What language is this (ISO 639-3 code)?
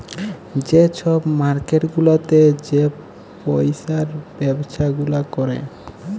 ben